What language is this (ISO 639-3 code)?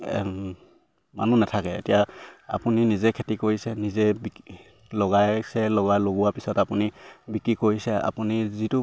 asm